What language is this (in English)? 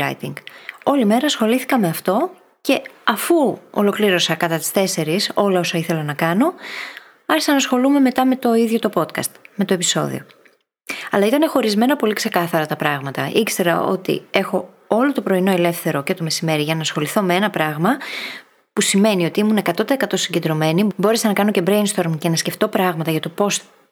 Greek